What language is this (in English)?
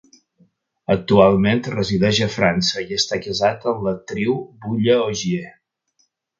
Catalan